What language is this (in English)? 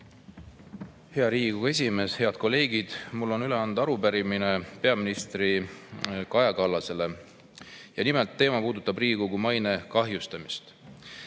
Estonian